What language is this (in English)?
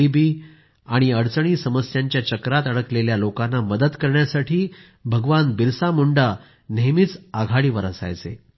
Marathi